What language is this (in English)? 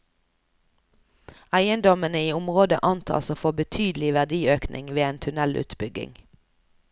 Norwegian